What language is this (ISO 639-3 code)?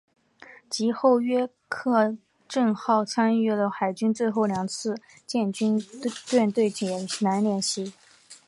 zho